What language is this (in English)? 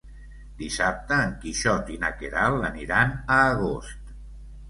Catalan